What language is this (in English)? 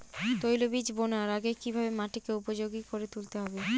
Bangla